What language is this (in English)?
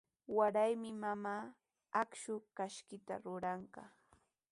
Sihuas Ancash Quechua